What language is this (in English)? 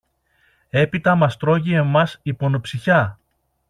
Greek